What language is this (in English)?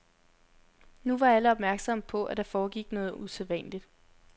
Danish